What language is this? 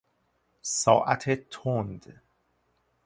Persian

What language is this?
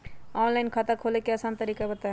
Magahi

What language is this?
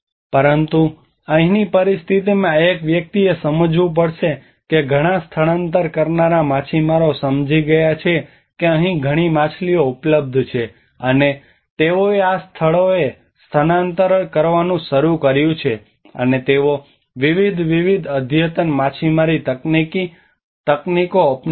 Gujarati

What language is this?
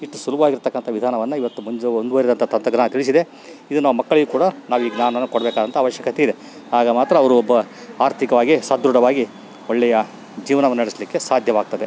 Kannada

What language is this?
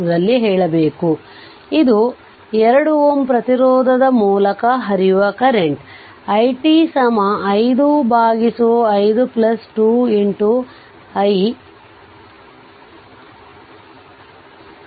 Kannada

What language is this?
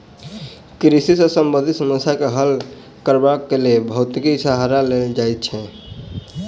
Maithili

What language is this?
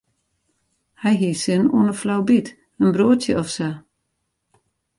Western Frisian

